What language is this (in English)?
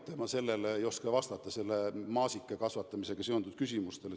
Estonian